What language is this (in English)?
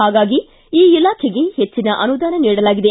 Kannada